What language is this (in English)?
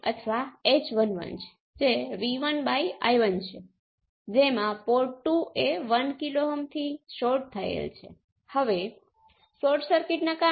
Gujarati